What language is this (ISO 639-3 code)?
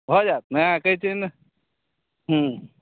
mai